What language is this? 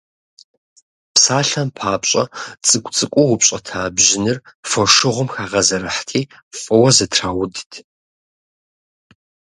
Kabardian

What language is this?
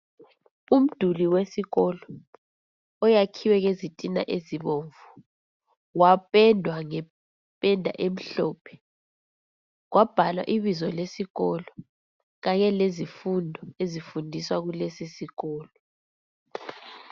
North Ndebele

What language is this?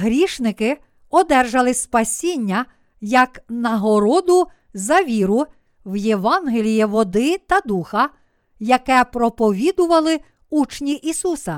Ukrainian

